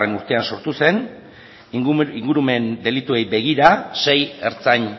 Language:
Basque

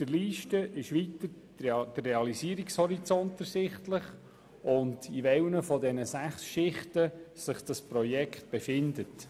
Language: Swiss German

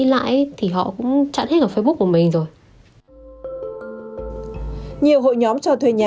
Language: Vietnamese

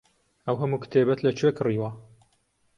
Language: Central Kurdish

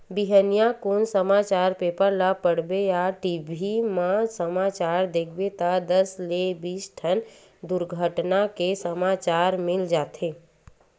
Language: Chhattisgarhi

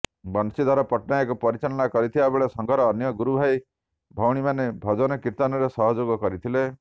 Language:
Odia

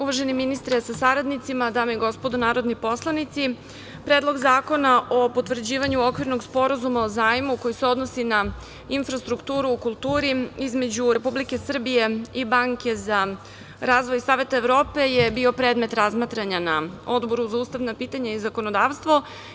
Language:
Serbian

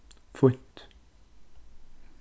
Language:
Faroese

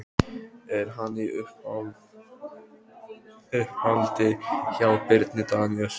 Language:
Icelandic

